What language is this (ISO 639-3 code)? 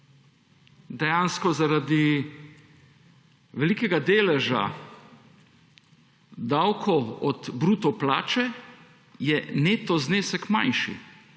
slv